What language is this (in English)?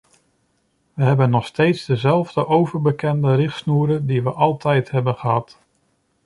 Dutch